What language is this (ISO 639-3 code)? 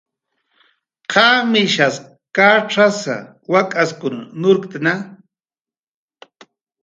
jqr